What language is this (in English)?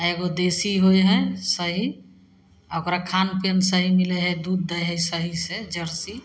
Maithili